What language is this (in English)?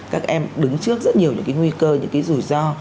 Vietnamese